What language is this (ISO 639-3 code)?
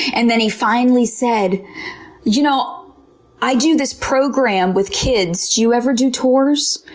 eng